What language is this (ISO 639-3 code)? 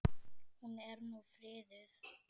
isl